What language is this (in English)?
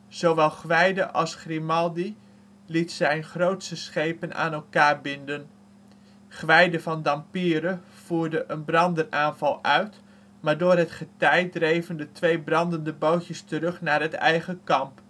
Dutch